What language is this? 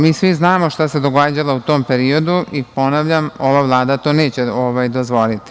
Serbian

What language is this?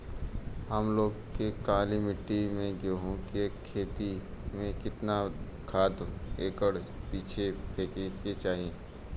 Bhojpuri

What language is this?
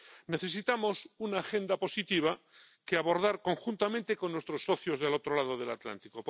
Spanish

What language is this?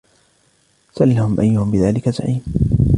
Arabic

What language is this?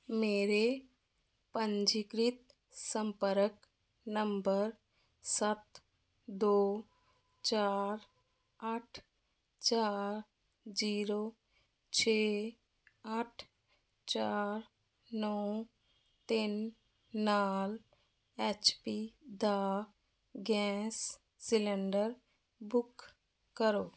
Punjabi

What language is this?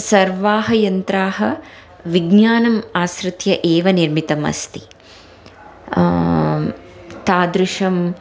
Sanskrit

